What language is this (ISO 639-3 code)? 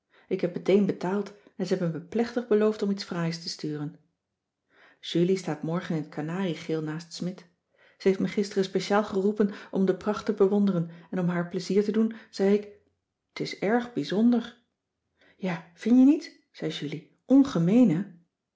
nld